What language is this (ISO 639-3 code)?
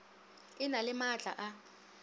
nso